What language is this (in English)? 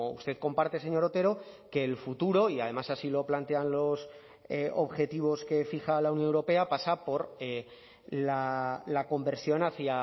Spanish